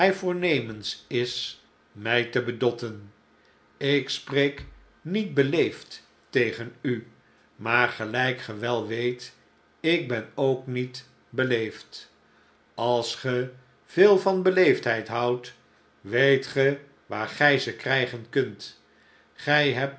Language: Dutch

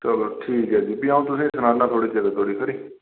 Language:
Dogri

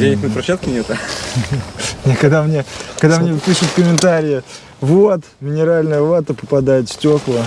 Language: Russian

